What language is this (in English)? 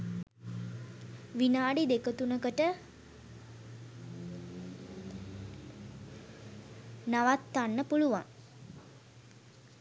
Sinhala